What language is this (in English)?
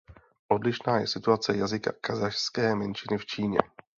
Czech